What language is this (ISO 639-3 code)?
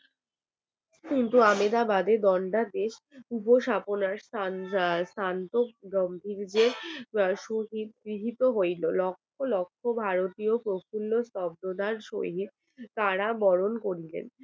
ben